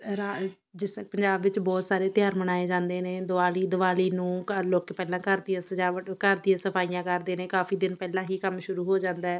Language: Punjabi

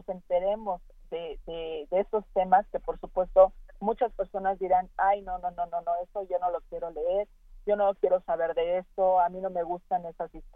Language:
Spanish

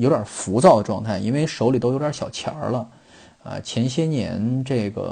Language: Chinese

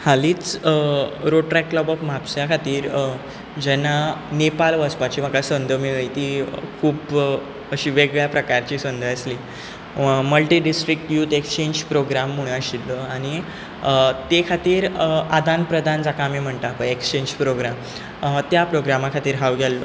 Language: Konkani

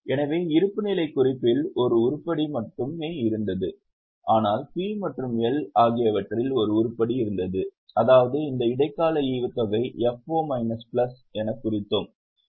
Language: Tamil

